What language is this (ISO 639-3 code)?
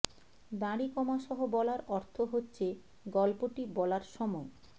ben